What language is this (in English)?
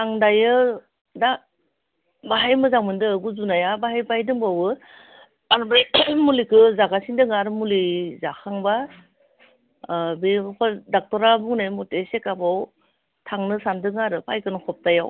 Bodo